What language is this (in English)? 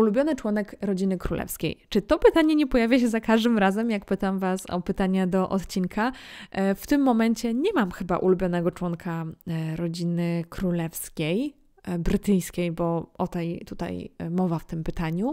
Polish